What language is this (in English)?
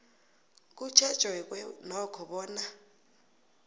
South Ndebele